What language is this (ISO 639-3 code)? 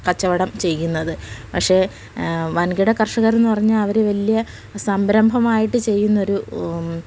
mal